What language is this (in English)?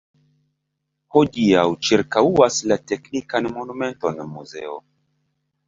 Esperanto